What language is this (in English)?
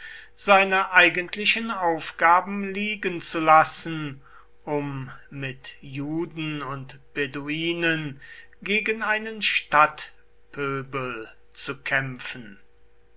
German